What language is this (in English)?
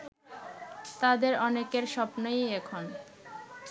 Bangla